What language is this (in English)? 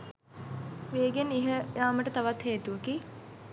Sinhala